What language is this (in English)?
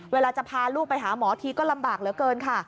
Thai